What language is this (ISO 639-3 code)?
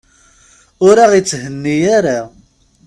kab